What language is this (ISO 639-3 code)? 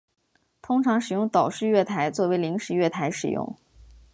zho